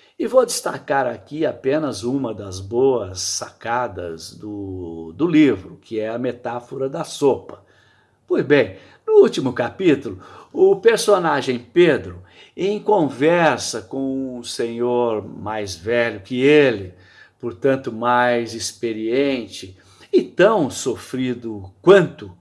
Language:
Portuguese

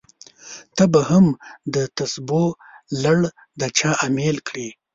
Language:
Pashto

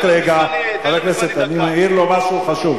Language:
Hebrew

